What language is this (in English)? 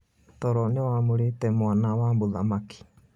Kikuyu